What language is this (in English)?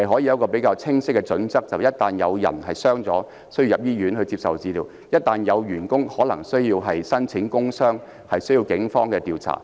Cantonese